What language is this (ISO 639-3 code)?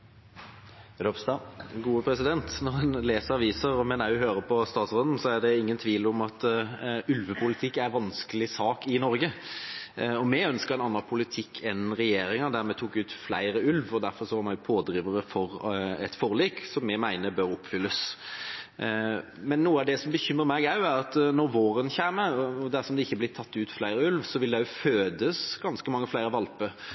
nor